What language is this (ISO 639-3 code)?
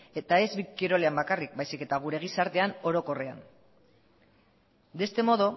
eus